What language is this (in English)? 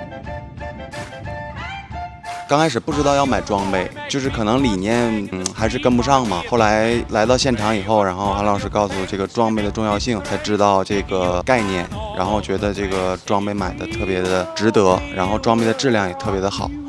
Chinese